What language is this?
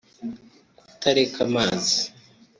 Kinyarwanda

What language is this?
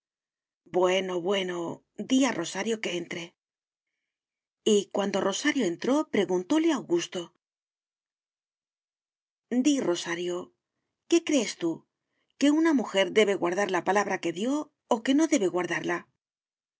Spanish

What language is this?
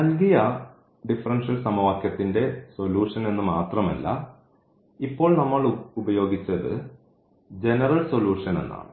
Malayalam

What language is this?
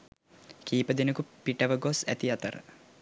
Sinhala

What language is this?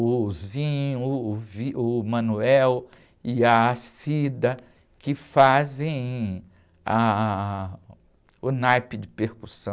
Portuguese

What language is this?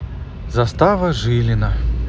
Russian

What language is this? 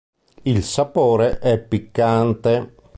Italian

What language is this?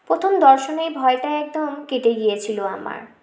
Bangla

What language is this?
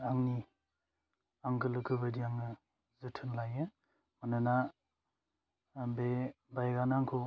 Bodo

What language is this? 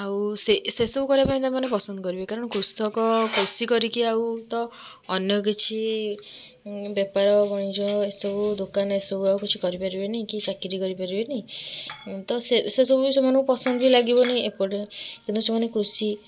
Odia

